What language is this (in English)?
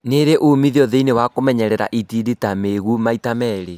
Kikuyu